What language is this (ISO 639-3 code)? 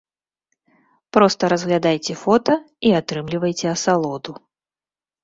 bel